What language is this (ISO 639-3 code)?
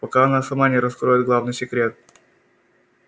rus